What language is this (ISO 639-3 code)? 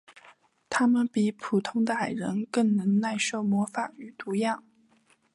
zho